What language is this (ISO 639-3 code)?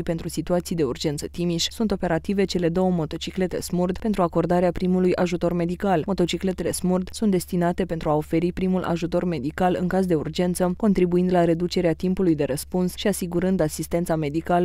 ron